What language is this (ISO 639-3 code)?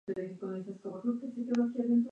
spa